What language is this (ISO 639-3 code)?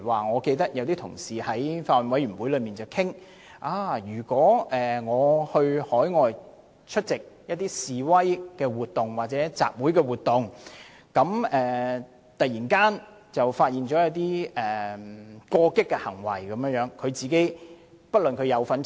yue